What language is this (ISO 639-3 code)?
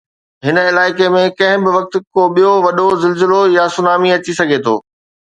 snd